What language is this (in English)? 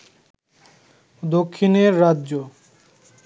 Bangla